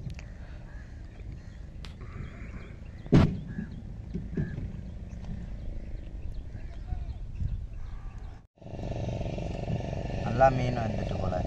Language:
Thai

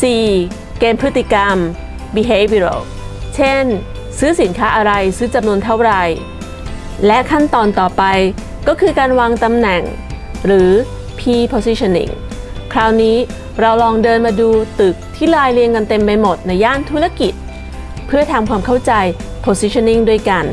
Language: Thai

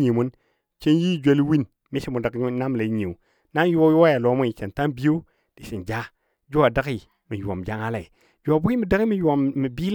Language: Dadiya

